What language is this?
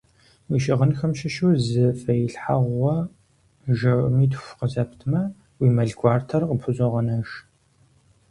Kabardian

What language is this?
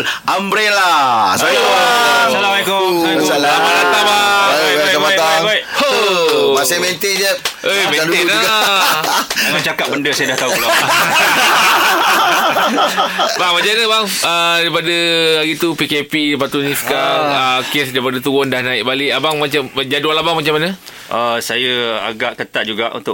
Malay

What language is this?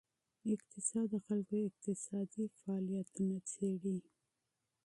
Pashto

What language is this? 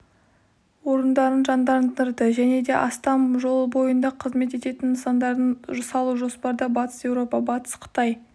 Kazakh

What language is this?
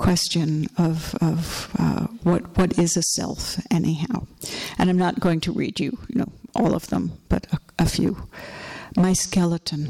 English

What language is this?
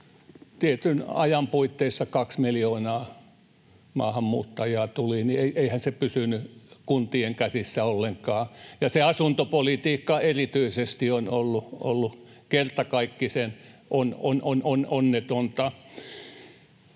Finnish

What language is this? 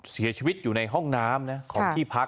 Thai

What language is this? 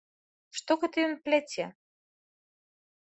Belarusian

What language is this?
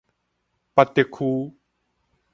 Min Nan Chinese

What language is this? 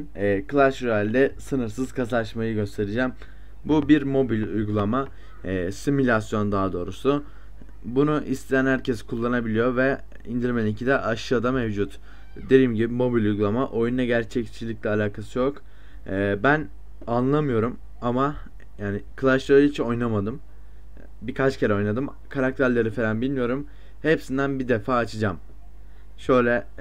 Turkish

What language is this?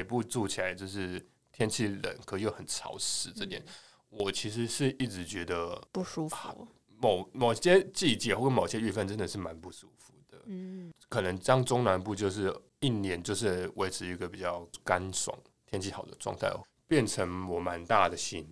Chinese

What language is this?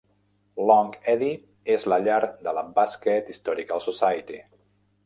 Catalan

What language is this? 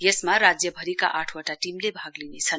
Nepali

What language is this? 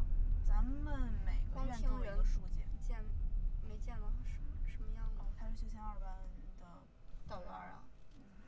Chinese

